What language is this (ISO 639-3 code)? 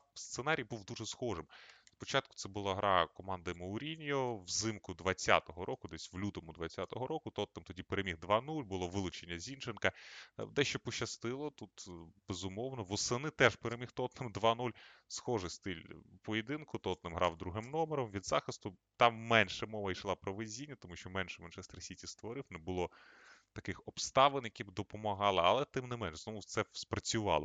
ukr